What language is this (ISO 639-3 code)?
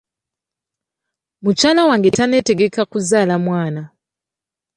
lug